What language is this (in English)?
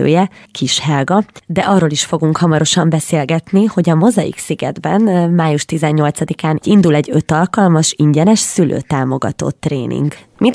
Hungarian